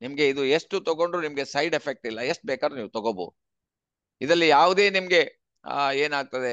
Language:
Kannada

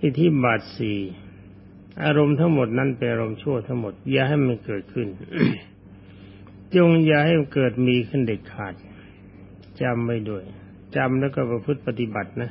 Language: Thai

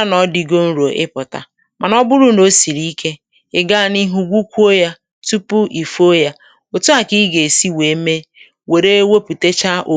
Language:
Igbo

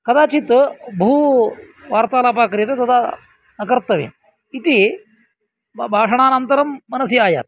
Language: Sanskrit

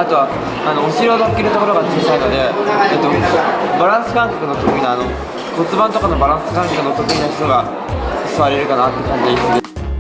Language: Japanese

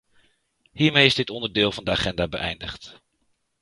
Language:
Dutch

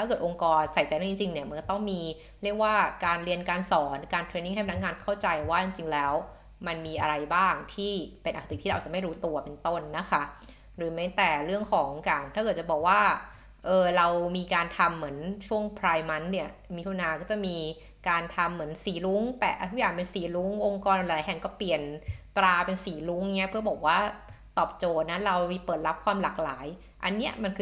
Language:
Thai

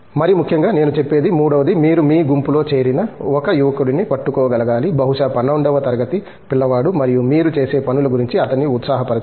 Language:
Telugu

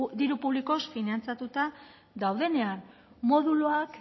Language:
Basque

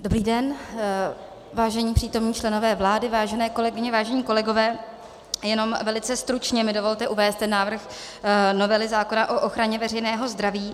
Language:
Czech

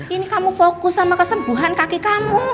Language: Indonesian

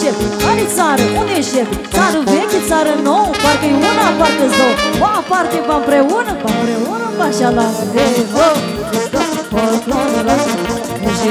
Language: Romanian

